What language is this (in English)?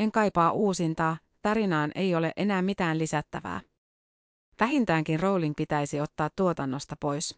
Finnish